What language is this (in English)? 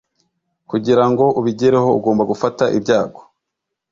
Kinyarwanda